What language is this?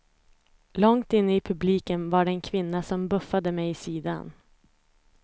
Swedish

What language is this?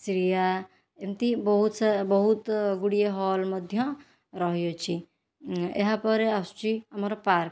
Odia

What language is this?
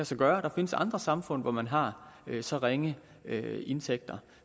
Danish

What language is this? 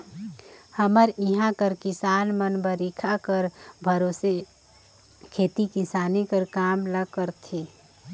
Chhattisgarhi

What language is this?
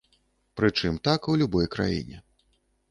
Belarusian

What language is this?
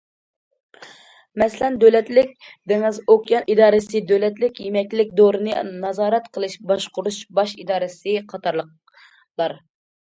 Uyghur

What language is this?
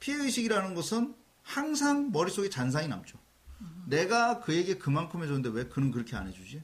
Korean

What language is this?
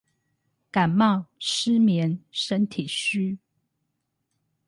Chinese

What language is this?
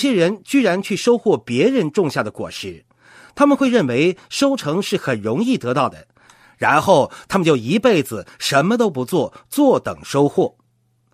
Chinese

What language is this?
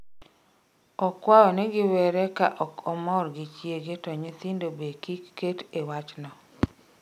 Luo (Kenya and Tanzania)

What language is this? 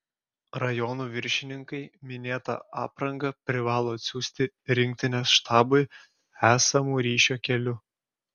Lithuanian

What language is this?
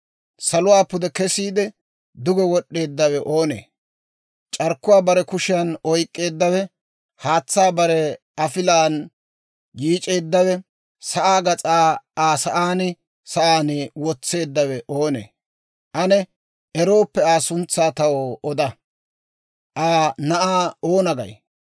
Dawro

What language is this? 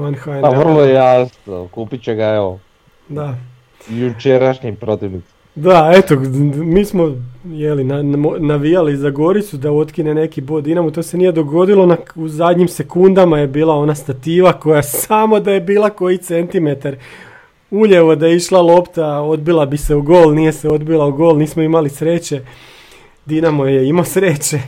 Croatian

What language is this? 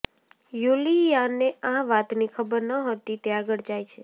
Gujarati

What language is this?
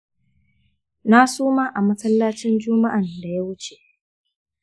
Hausa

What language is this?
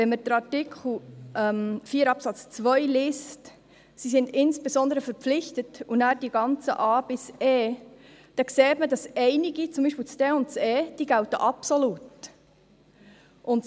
Swiss German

